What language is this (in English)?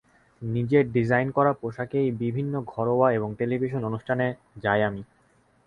Bangla